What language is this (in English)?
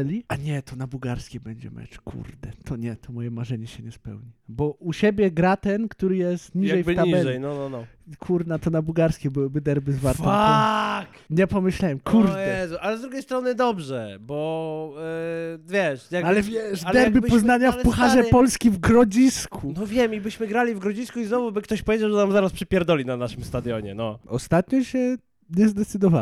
Polish